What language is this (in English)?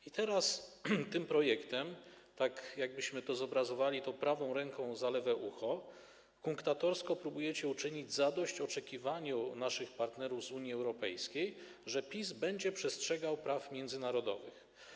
Polish